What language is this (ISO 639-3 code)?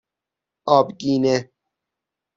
fas